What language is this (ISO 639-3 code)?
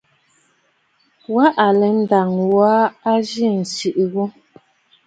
bfd